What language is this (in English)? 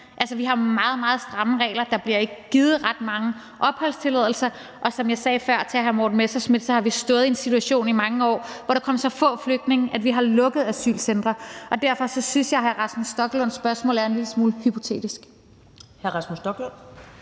Danish